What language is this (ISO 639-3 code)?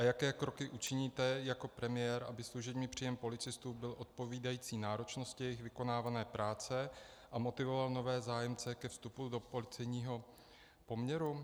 ces